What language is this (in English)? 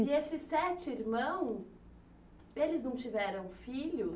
Portuguese